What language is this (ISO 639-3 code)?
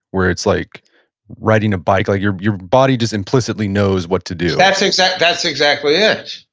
eng